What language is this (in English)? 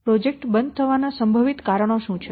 Gujarati